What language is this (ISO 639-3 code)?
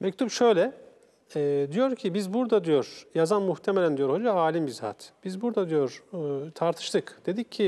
tur